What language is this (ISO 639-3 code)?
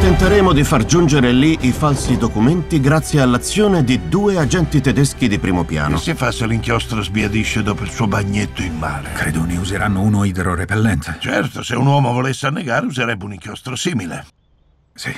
ita